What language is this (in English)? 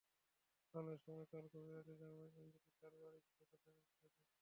Bangla